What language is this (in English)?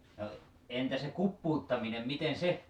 Finnish